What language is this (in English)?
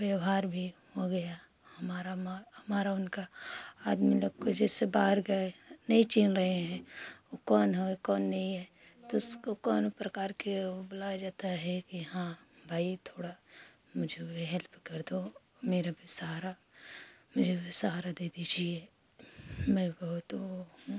Hindi